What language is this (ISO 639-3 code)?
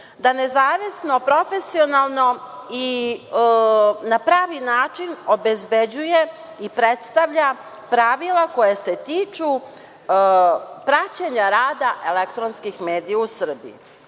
srp